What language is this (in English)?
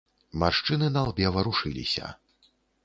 Belarusian